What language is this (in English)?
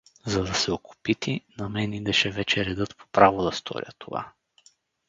Bulgarian